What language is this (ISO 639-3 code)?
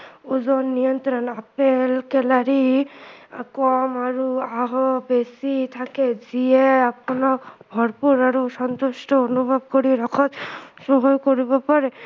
asm